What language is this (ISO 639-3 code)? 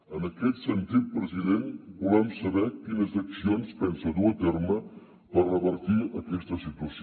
cat